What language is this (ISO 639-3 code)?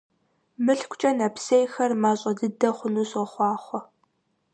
kbd